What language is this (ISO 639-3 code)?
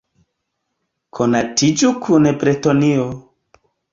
epo